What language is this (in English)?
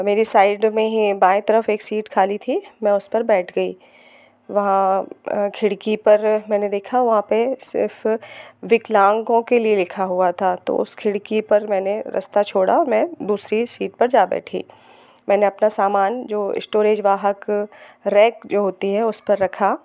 Hindi